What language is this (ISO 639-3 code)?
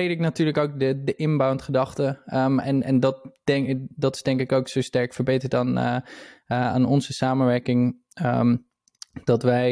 nld